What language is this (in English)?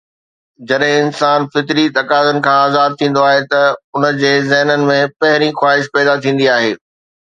Sindhi